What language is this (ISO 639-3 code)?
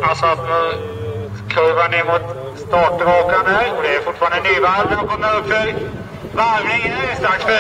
swe